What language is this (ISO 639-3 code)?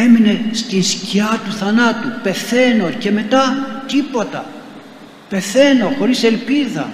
ell